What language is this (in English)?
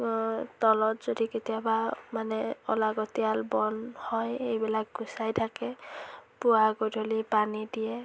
Assamese